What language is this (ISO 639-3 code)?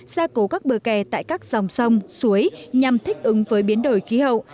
vie